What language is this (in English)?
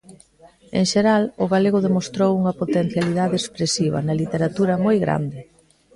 Galician